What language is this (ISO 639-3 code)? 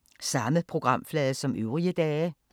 dan